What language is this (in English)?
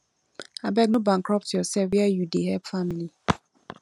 Nigerian Pidgin